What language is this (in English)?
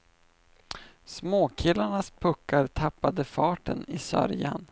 Swedish